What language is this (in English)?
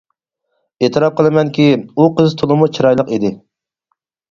Uyghur